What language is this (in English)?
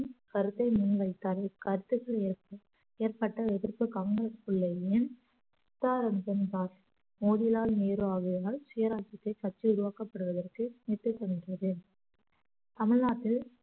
Tamil